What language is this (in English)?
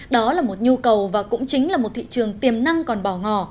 Vietnamese